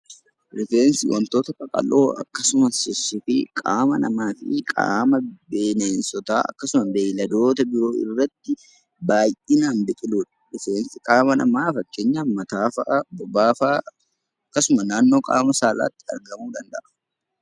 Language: Oromo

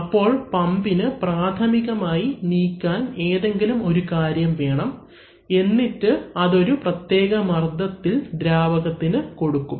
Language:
Malayalam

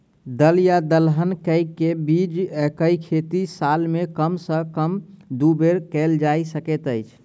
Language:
Maithili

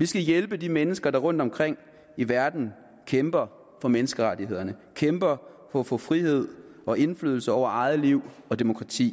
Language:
Danish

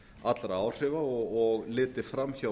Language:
Icelandic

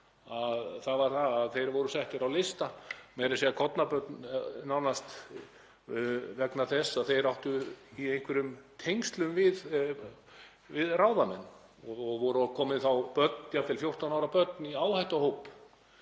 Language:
Icelandic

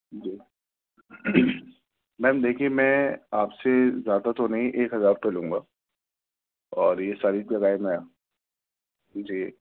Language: Urdu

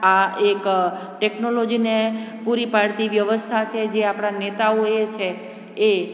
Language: Gujarati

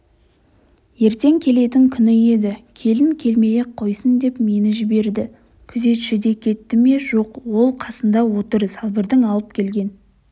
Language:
Kazakh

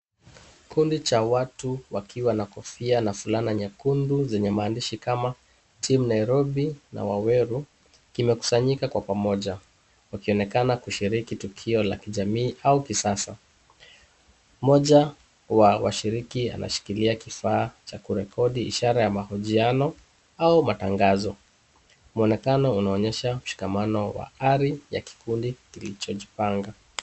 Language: Swahili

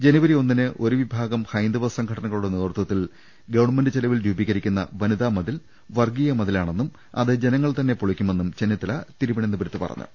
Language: Malayalam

